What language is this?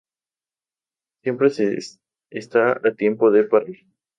Spanish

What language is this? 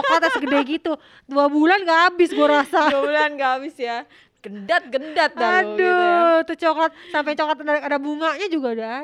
Indonesian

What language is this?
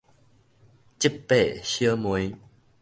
Min Nan Chinese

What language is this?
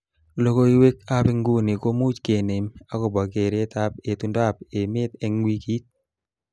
Kalenjin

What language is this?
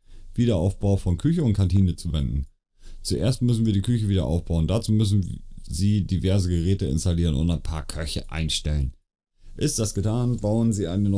German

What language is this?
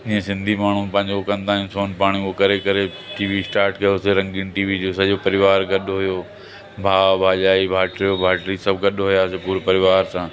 Sindhi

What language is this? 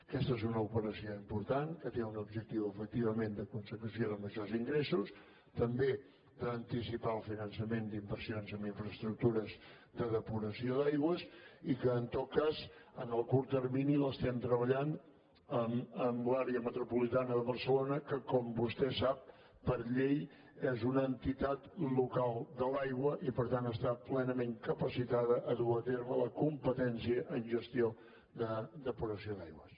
Catalan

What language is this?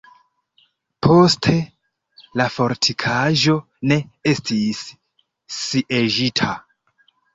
Esperanto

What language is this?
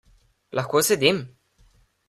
Slovenian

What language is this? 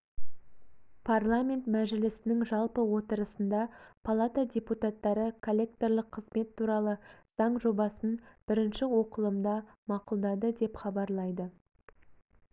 Kazakh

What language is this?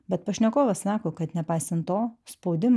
Lithuanian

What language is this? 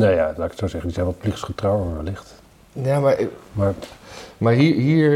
Dutch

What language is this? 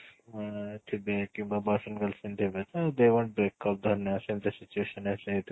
Odia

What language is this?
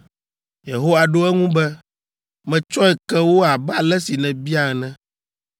Ewe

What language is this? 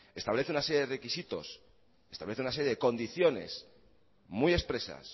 Spanish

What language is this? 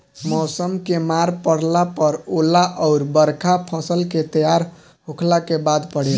Bhojpuri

